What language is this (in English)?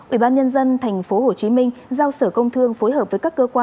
Vietnamese